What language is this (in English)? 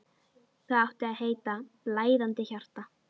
Icelandic